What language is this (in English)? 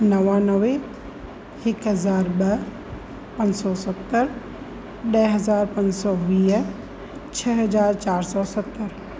Sindhi